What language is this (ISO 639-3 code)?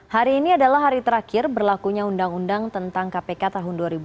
ind